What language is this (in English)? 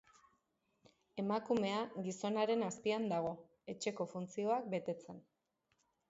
Basque